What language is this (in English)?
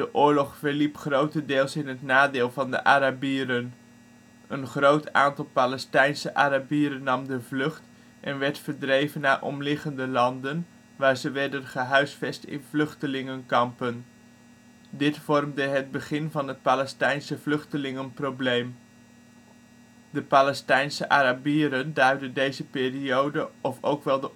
Dutch